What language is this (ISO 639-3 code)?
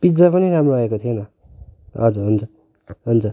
nep